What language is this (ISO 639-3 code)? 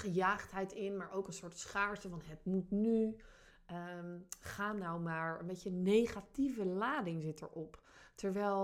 nld